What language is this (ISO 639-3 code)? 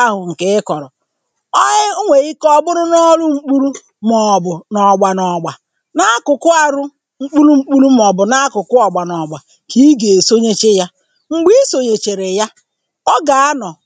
ibo